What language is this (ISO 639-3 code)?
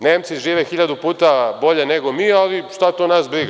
srp